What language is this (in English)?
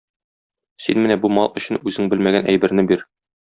Tatar